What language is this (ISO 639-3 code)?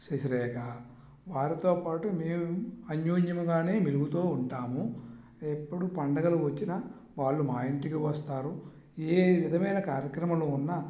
tel